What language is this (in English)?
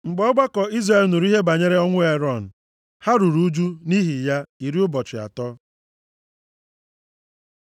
Igbo